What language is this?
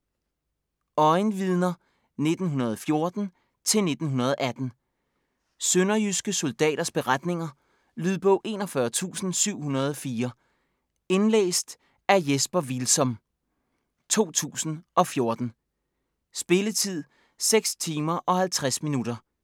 Danish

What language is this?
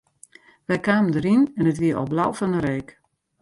Western Frisian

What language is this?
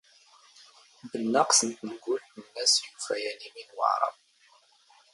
Standard Moroccan Tamazight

